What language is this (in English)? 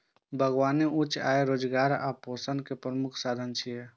Maithili